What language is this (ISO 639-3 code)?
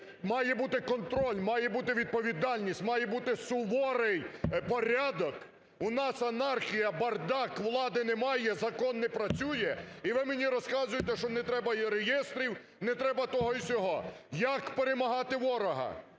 ukr